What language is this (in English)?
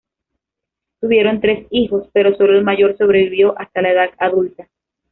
Spanish